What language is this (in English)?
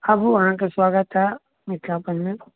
Maithili